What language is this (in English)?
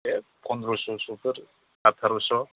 Bodo